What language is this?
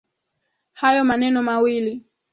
Swahili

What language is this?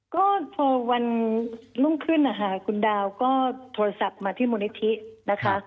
Thai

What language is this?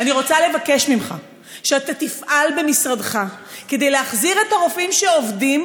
Hebrew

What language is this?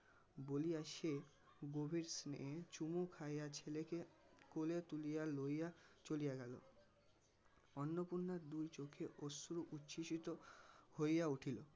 Bangla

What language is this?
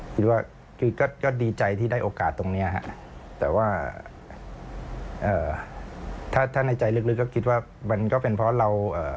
Thai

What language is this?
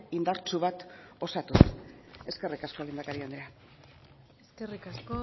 Basque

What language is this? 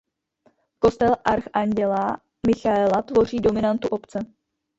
Czech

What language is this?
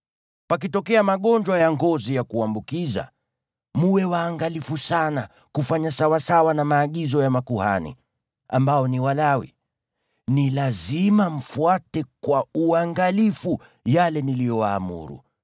Swahili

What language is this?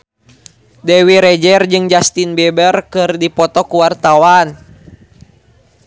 Sundanese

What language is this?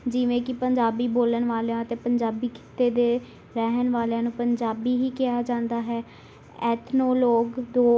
Punjabi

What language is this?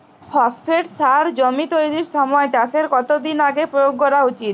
Bangla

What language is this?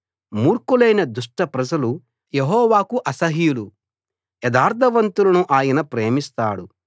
Telugu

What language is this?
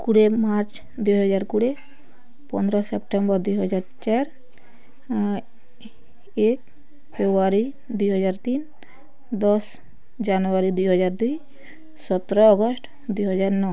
Odia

